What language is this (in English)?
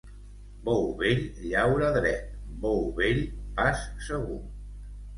Catalan